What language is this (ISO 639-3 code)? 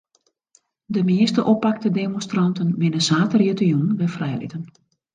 fry